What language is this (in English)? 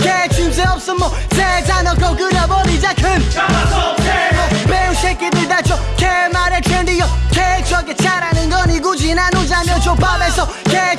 Italian